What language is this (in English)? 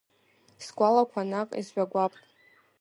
Abkhazian